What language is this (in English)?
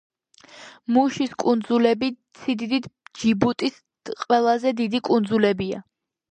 Georgian